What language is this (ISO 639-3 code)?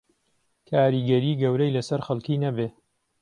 ckb